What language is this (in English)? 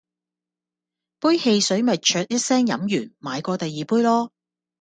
Cantonese